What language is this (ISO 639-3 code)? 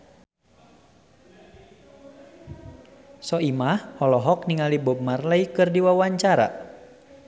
sun